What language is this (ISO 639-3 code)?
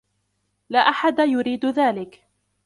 ara